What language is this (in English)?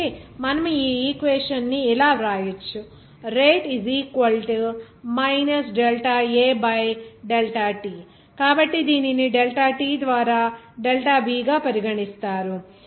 Telugu